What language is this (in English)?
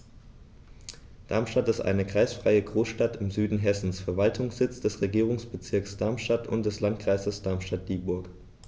German